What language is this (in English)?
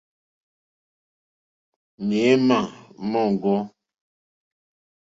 Mokpwe